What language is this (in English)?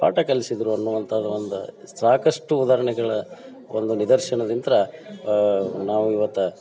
Kannada